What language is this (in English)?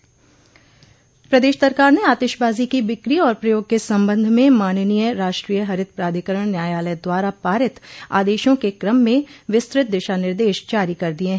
Hindi